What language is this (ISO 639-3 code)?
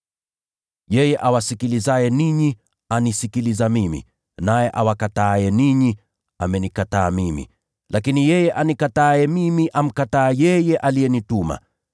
swa